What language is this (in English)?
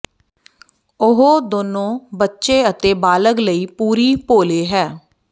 Punjabi